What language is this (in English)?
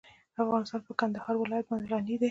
Pashto